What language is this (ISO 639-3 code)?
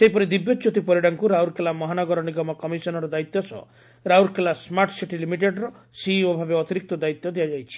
ori